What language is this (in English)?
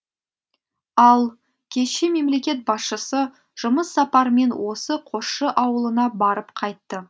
Kazakh